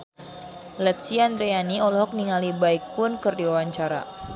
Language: Sundanese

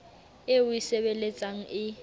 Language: Southern Sotho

